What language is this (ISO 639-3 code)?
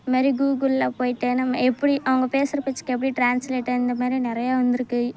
tam